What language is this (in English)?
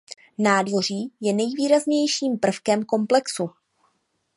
Czech